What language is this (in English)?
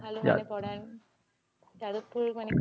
Bangla